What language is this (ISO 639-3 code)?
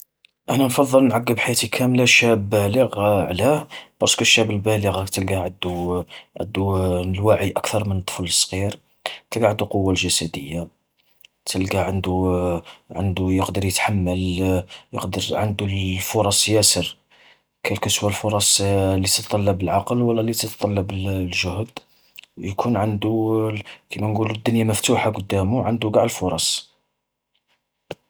arq